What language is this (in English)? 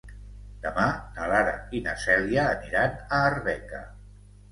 Catalan